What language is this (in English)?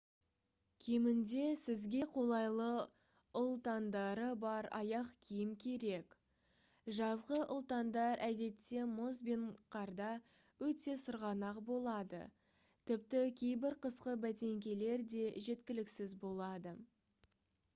Kazakh